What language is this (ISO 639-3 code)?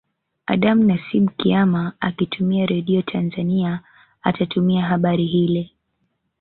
swa